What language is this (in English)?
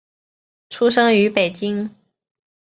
Chinese